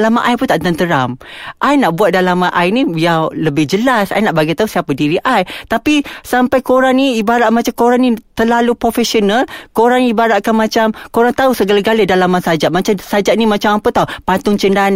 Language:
Malay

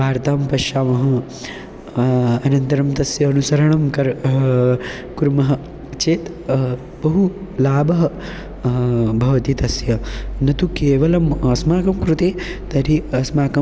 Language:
Sanskrit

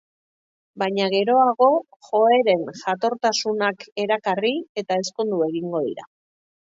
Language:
Basque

